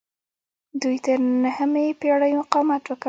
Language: Pashto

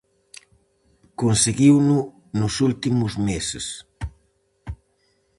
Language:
Galician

